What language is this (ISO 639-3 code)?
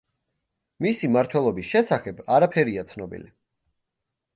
kat